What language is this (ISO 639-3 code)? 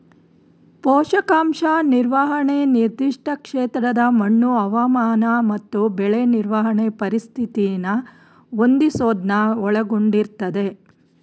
kan